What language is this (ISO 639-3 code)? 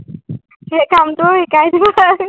asm